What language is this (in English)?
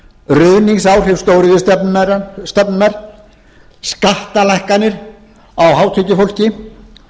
Icelandic